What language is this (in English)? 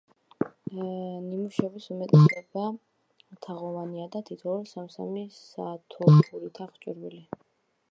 Georgian